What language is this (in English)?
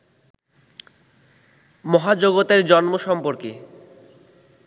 Bangla